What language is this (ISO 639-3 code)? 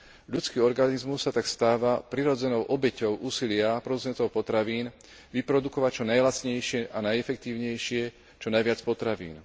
slk